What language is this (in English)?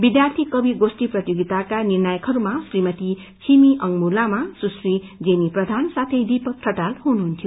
Nepali